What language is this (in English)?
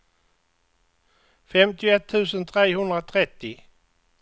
Swedish